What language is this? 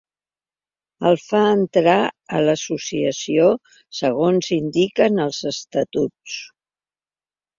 Catalan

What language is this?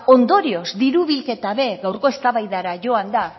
Basque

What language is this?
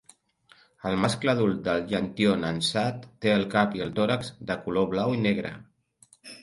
Catalan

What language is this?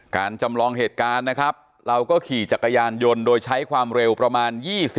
Thai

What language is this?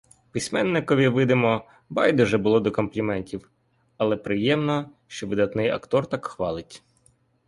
Ukrainian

